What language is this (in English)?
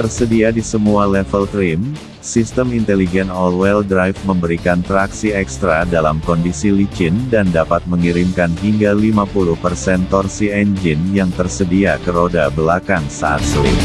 Indonesian